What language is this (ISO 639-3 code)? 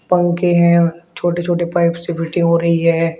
hin